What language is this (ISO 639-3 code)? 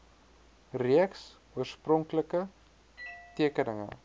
afr